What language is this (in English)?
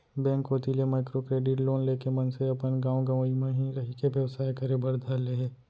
Chhattisgarhi